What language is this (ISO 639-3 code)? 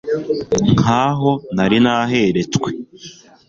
kin